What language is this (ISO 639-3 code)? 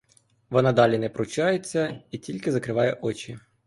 ukr